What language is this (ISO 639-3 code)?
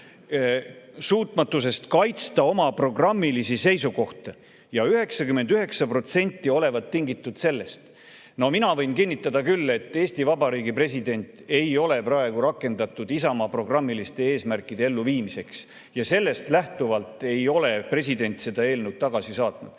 est